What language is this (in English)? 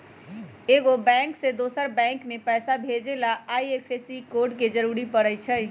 Magahi